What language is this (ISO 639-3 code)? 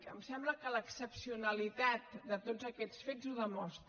cat